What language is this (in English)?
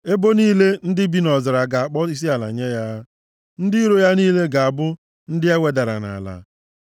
Igbo